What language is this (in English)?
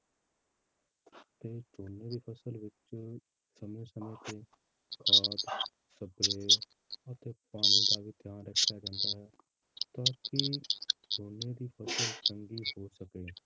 Punjabi